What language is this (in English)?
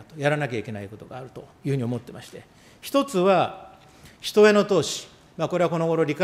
Japanese